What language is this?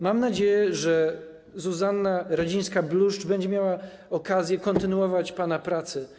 Polish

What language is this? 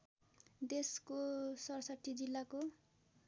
Nepali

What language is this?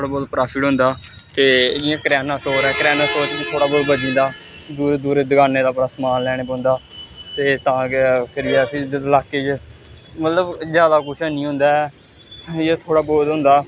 Dogri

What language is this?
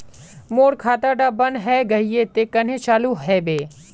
Magahi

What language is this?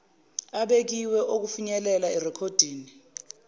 Zulu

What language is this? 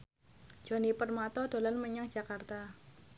Javanese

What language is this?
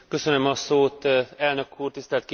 Hungarian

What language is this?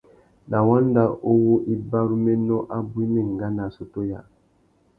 Tuki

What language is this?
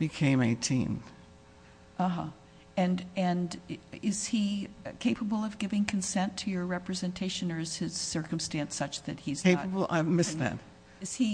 English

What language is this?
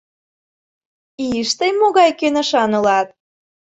Mari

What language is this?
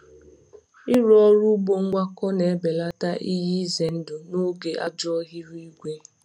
Igbo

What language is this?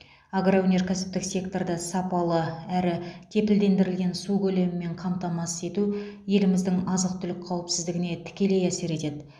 Kazakh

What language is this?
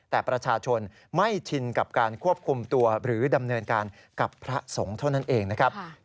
Thai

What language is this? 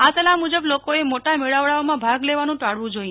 Gujarati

